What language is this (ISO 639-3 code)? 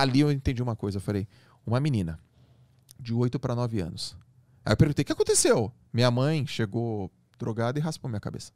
por